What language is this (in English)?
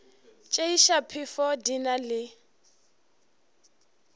Northern Sotho